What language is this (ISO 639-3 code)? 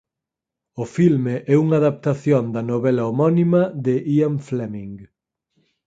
glg